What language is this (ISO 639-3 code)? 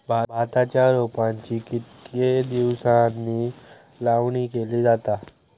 mar